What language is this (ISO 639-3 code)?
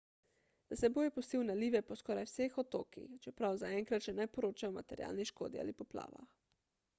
slv